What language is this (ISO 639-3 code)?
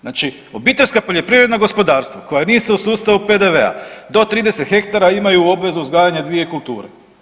hrv